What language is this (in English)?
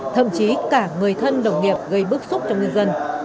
Vietnamese